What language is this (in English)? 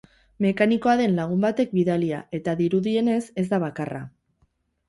Basque